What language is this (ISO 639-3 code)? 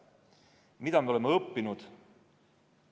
est